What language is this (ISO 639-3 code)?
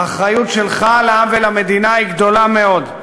heb